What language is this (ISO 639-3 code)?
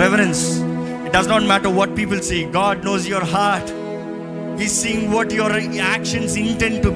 tel